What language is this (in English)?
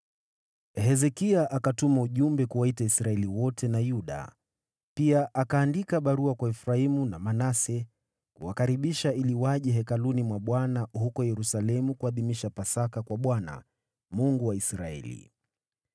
Swahili